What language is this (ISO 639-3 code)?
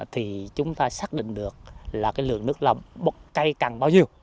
vie